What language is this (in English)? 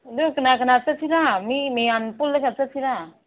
Manipuri